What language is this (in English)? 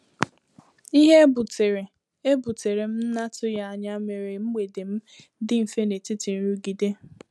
Igbo